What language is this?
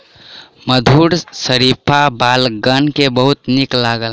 Maithili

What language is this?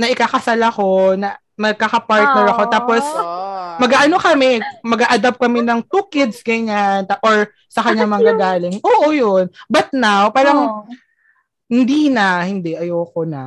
Filipino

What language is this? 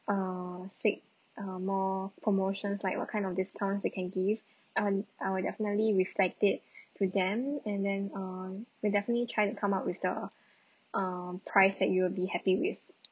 English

